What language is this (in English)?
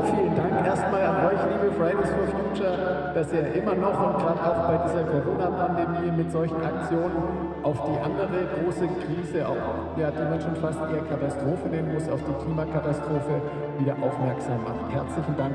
German